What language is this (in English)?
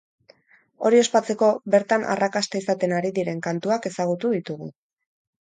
Basque